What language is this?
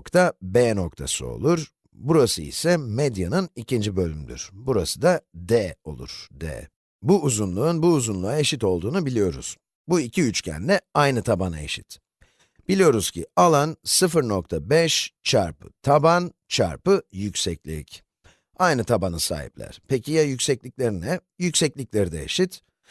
Turkish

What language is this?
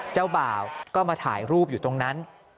Thai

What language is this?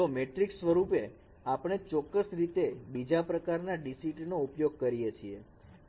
Gujarati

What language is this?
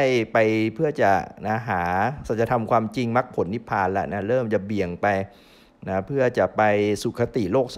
Thai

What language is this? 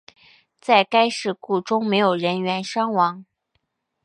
Chinese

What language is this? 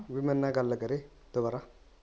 Punjabi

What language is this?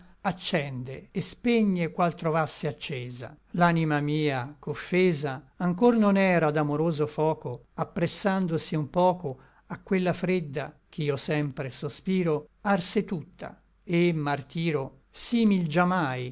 Italian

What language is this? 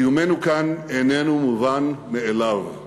Hebrew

